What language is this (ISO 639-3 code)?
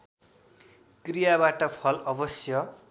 nep